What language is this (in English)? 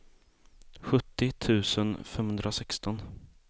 Swedish